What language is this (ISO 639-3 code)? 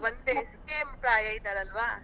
kan